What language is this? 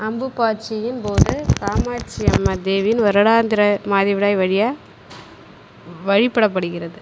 Tamil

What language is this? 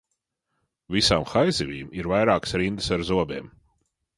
Latvian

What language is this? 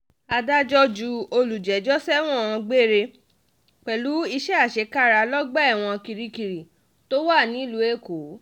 Yoruba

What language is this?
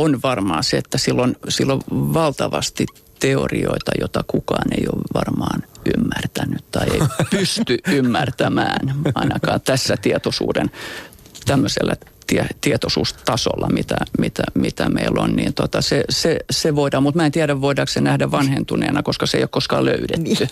Finnish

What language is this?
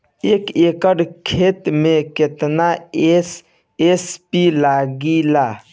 Bhojpuri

